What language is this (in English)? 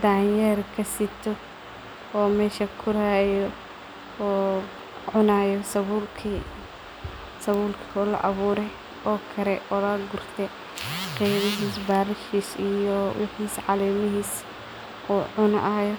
Somali